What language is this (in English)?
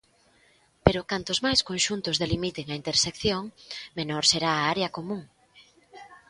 Galician